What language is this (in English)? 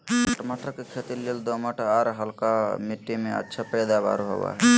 Magahi